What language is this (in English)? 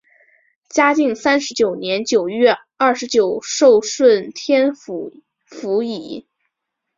Chinese